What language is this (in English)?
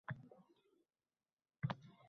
Uzbek